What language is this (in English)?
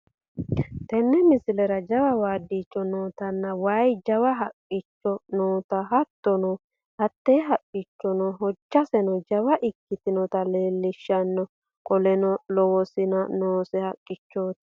Sidamo